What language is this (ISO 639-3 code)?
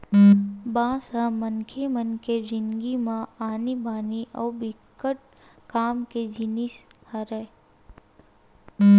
hne